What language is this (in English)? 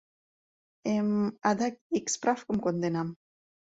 Mari